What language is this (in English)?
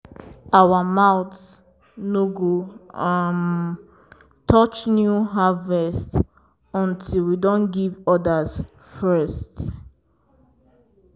Nigerian Pidgin